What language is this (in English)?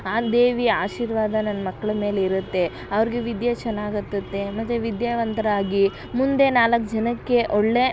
Kannada